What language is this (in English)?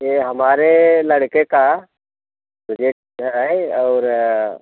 Hindi